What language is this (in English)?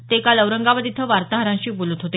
Marathi